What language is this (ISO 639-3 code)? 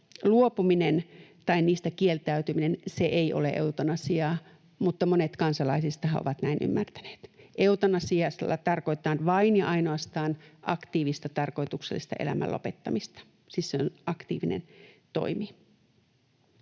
fin